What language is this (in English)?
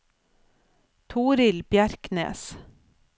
Norwegian